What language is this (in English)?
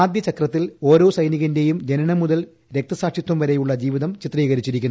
Malayalam